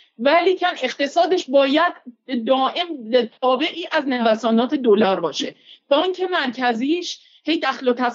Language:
Persian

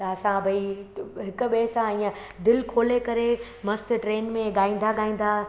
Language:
Sindhi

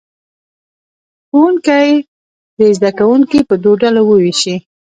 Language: Pashto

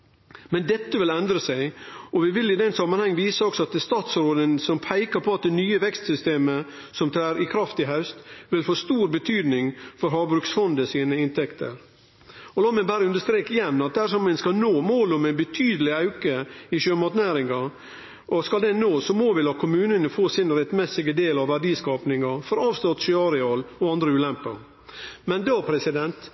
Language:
Norwegian Nynorsk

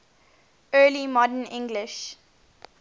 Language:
English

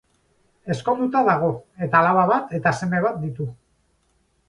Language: Basque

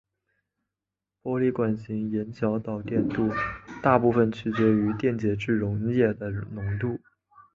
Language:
Chinese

